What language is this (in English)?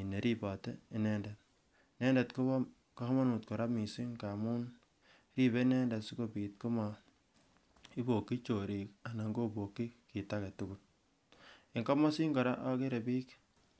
Kalenjin